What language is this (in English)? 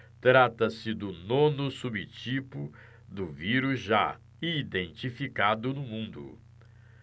Portuguese